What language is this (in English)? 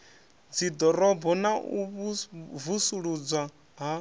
Venda